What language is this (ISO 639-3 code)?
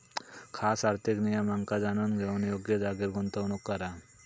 mar